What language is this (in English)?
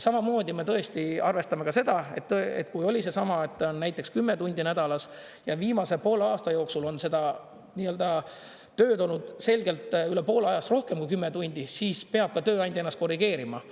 Estonian